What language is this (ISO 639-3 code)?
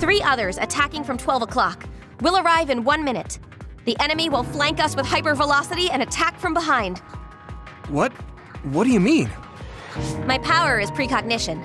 eng